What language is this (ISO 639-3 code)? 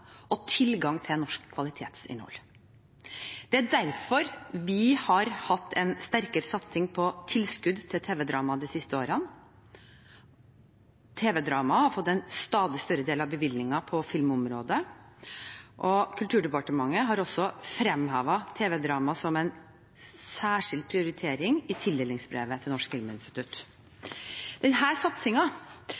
nob